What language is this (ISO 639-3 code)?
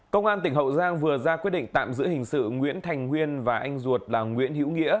vie